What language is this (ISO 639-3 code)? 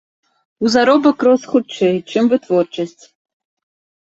bel